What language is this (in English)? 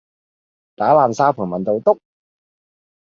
Cantonese